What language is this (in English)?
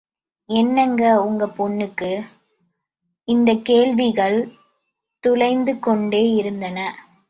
Tamil